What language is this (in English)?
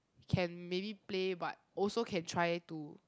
English